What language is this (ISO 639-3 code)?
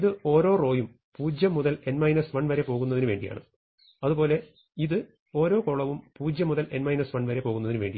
mal